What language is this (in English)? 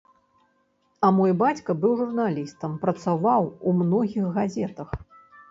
Belarusian